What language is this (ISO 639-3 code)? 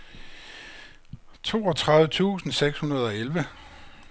dan